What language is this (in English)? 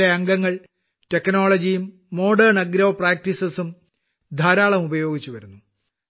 Malayalam